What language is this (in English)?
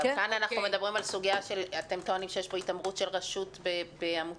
Hebrew